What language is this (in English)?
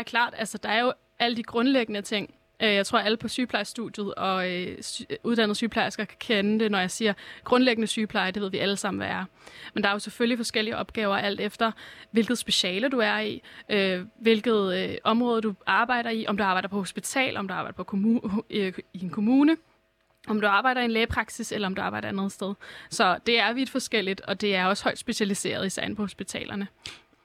Danish